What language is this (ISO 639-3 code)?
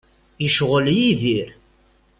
kab